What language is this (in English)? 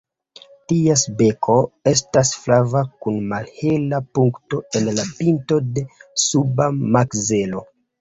Esperanto